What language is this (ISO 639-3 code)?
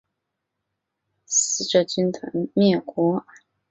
zho